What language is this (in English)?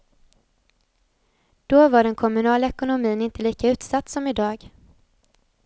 Swedish